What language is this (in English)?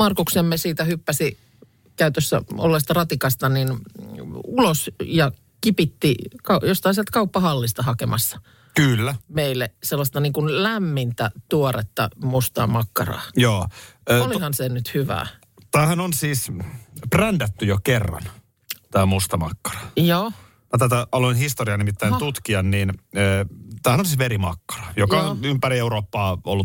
Finnish